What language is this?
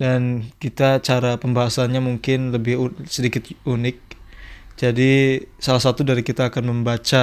Indonesian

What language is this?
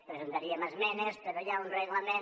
Catalan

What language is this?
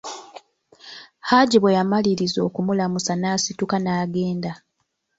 Ganda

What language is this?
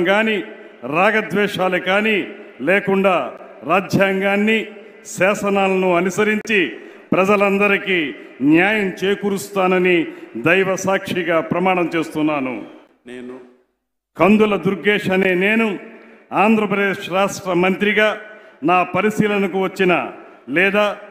Telugu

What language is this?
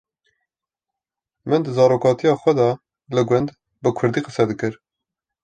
Kurdish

